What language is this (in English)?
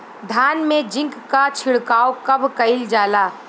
Bhojpuri